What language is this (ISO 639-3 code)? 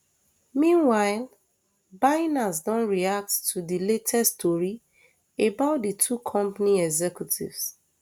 pcm